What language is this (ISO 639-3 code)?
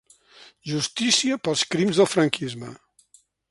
cat